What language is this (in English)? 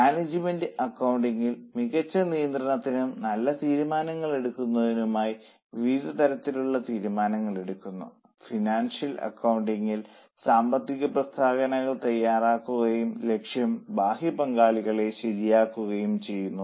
Malayalam